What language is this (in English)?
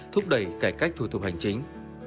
Vietnamese